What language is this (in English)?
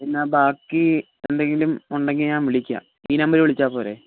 Malayalam